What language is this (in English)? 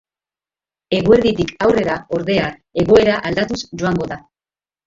Basque